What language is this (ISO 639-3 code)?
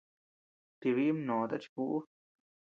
cux